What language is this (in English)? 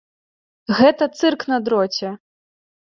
Belarusian